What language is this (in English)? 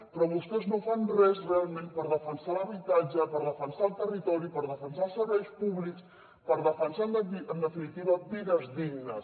Catalan